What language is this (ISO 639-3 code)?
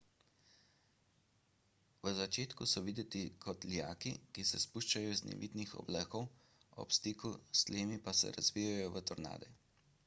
slv